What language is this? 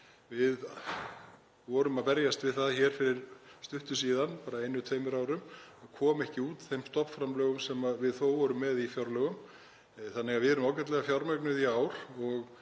Icelandic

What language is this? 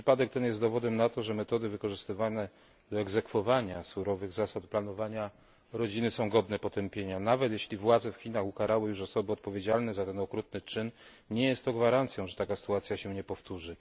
Polish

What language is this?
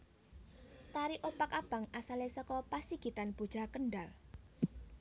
Javanese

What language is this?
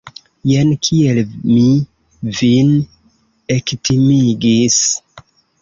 Esperanto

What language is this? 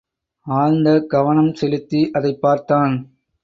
Tamil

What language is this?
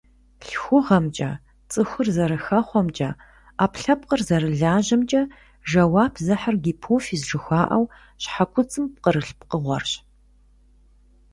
Kabardian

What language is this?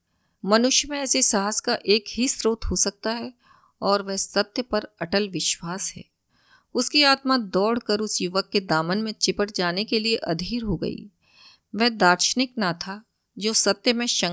Hindi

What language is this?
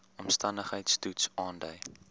Afrikaans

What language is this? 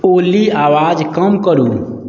Maithili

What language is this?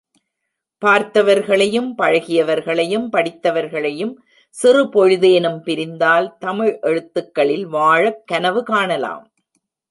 Tamil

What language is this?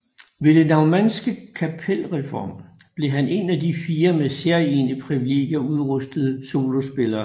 Danish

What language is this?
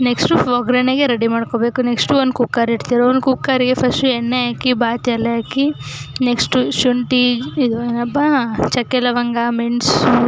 Kannada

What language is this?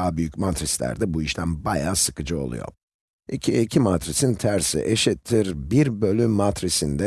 Turkish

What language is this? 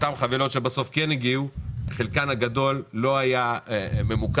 Hebrew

